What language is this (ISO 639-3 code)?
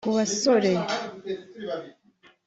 kin